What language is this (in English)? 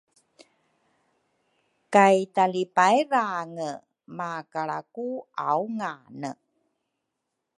Rukai